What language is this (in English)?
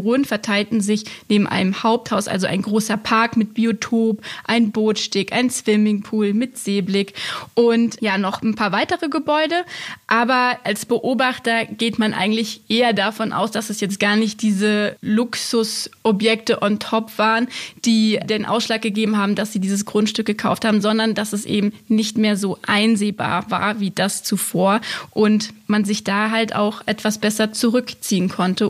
German